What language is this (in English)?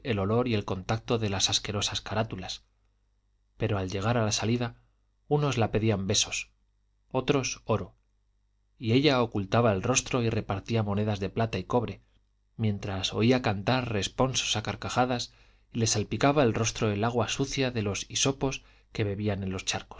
Spanish